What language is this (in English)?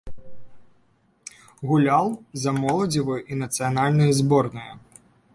Belarusian